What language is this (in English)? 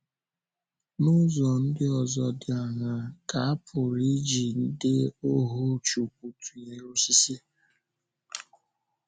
Igbo